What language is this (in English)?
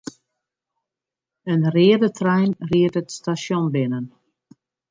Western Frisian